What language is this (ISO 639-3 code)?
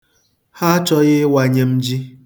ibo